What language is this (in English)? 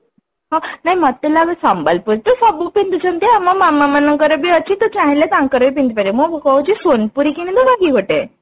Odia